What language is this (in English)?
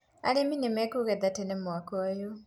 Kikuyu